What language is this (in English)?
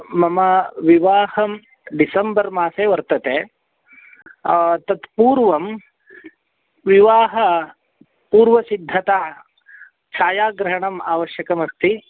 Sanskrit